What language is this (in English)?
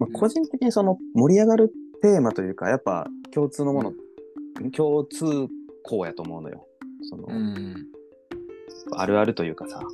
Japanese